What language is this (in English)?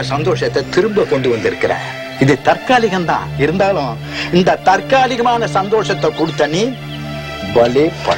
Hindi